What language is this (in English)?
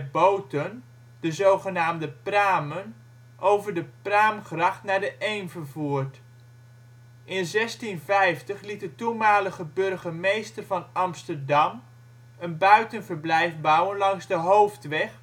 Dutch